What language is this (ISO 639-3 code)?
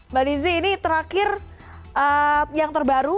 ind